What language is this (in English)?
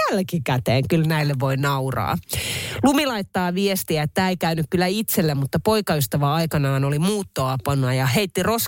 Finnish